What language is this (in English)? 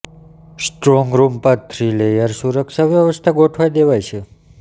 Gujarati